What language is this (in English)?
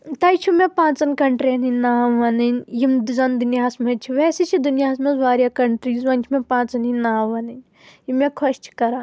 Kashmiri